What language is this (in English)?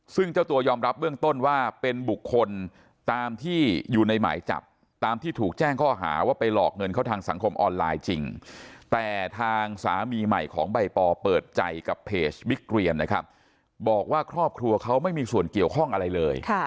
Thai